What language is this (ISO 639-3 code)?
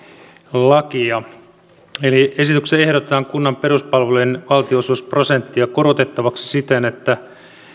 fin